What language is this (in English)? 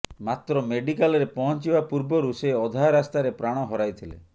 Odia